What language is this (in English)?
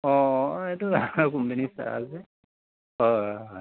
Assamese